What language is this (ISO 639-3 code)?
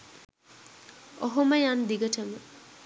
sin